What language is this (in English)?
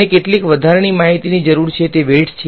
Gujarati